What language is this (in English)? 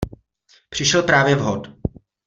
Czech